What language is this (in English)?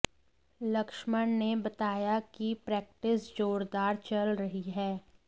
Hindi